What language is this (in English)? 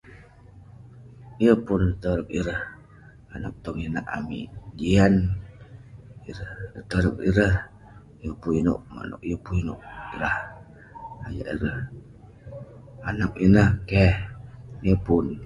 Western Penan